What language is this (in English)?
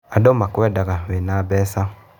Kikuyu